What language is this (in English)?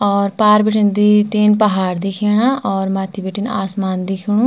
Garhwali